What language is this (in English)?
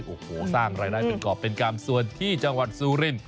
Thai